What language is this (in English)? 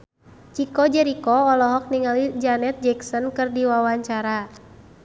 Sundanese